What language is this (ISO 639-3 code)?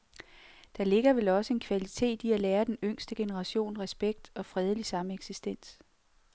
dan